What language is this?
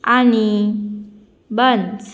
Konkani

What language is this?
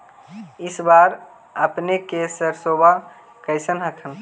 Magahi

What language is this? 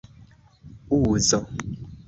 Esperanto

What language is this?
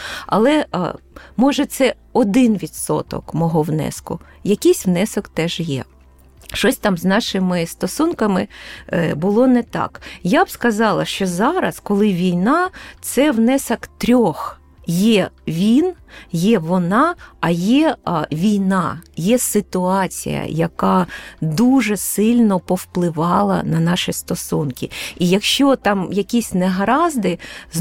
Ukrainian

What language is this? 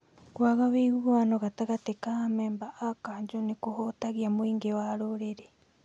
Kikuyu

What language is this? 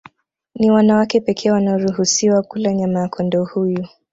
Swahili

